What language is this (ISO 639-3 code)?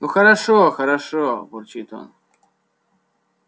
rus